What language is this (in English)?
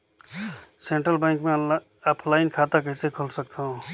Chhattisgarhi